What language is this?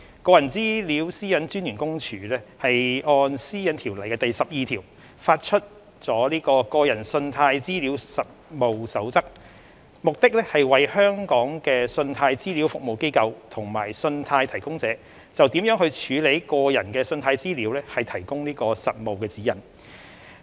Cantonese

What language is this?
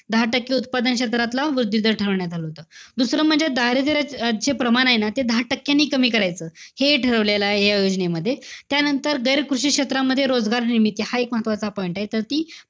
Marathi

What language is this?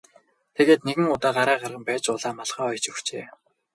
Mongolian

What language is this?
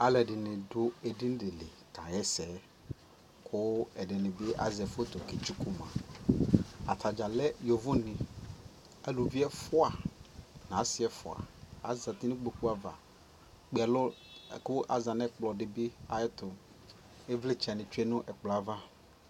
Ikposo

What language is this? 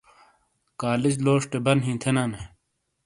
Shina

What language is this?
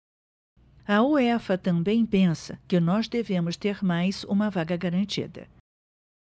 Portuguese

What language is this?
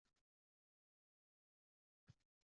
Uzbek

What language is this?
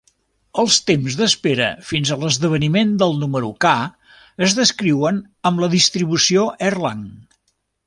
Catalan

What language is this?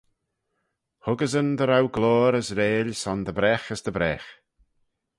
Manx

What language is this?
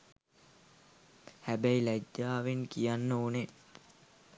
Sinhala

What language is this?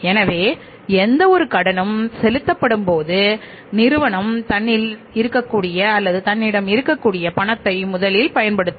Tamil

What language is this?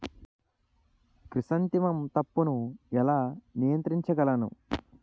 Telugu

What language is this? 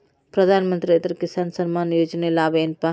Kannada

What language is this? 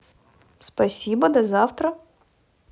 Russian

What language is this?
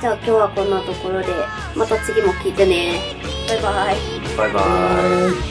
Japanese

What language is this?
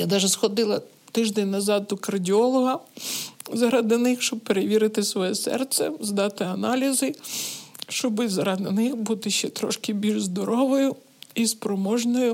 Ukrainian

